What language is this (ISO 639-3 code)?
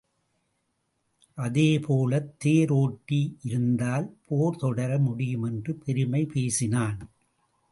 tam